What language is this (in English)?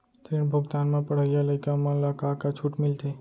Chhattisgarhi